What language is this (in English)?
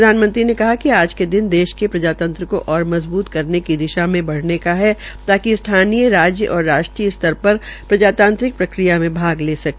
Hindi